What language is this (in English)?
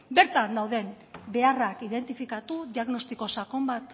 Basque